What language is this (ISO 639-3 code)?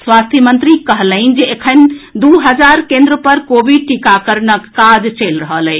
mai